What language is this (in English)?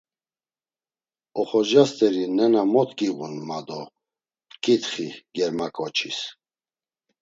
Laz